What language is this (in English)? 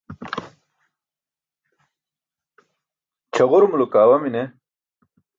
Burushaski